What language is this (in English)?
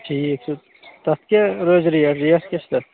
Kashmiri